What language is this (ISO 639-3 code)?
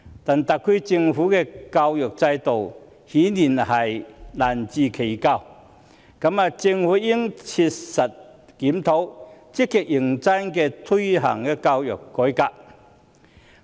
yue